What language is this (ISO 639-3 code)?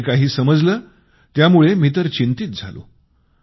mar